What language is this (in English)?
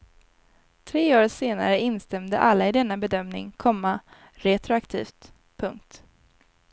Swedish